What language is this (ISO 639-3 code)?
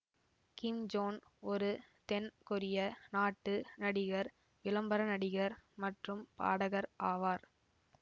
tam